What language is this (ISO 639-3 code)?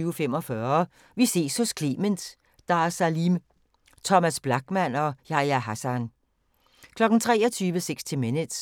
dan